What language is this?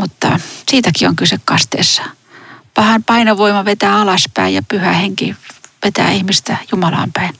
Finnish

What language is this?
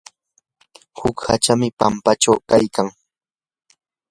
Yanahuanca Pasco Quechua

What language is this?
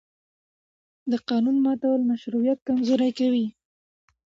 Pashto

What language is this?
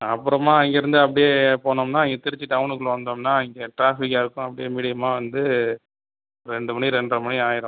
Tamil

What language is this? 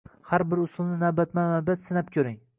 Uzbek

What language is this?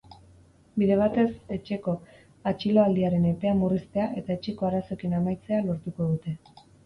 Basque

